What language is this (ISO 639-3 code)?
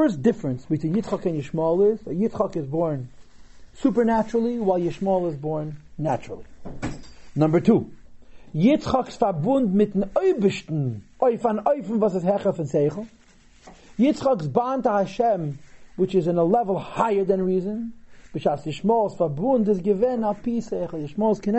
eng